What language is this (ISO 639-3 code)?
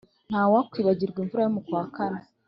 kin